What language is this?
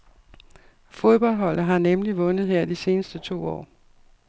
Danish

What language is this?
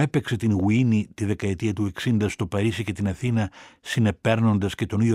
Greek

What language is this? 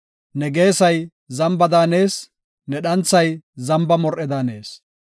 Gofa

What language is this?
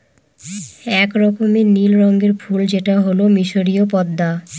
Bangla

